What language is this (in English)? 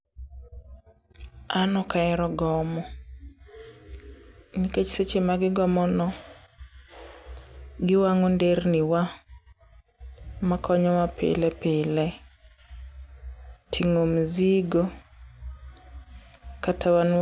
Luo (Kenya and Tanzania)